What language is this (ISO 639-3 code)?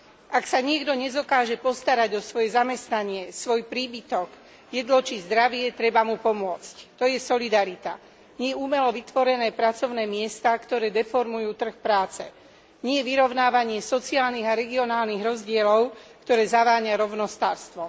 slk